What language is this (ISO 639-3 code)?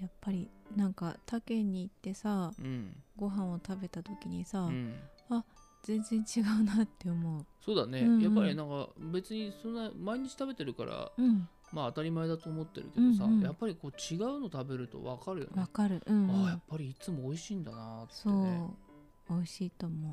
jpn